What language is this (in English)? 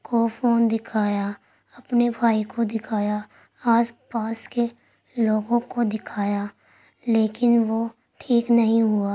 Urdu